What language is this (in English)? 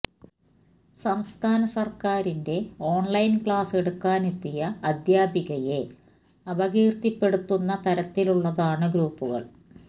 Malayalam